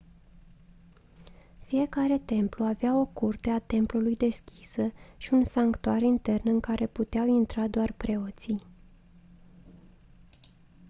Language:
Romanian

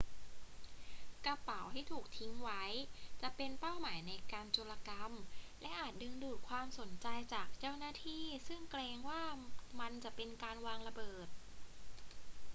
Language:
Thai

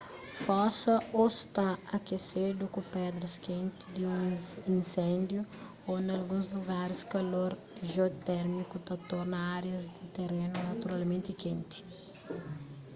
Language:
Kabuverdianu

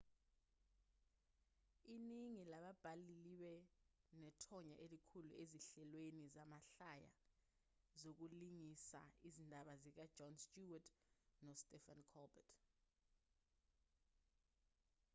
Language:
Zulu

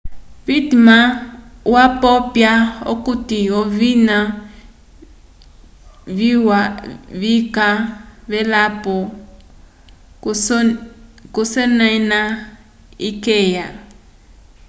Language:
Umbundu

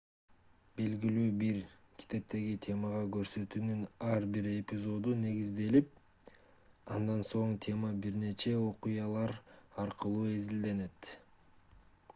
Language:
Kyrgyz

